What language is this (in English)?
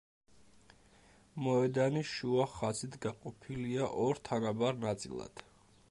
Georgian